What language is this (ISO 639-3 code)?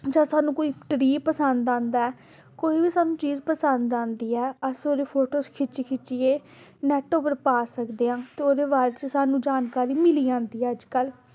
doi